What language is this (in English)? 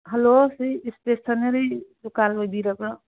Manipuri